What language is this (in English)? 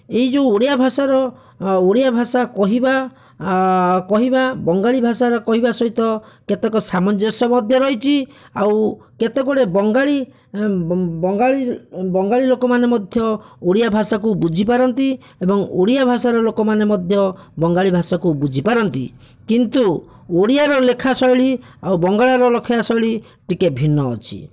Odia